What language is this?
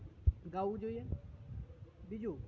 Gujarati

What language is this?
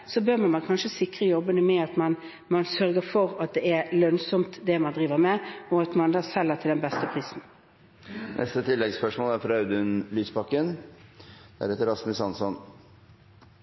Norwegian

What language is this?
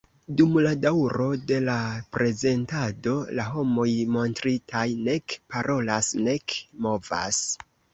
Esperanto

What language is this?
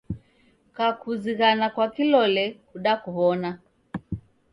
Taita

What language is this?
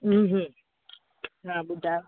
Sindhi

